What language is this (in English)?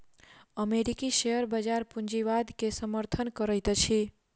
Maithili